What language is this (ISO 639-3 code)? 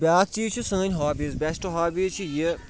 kas